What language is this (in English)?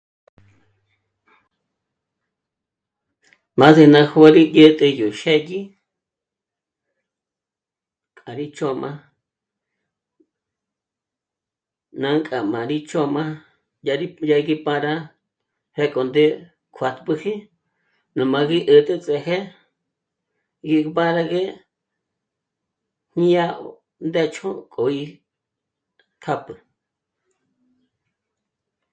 Michoacán Mazahua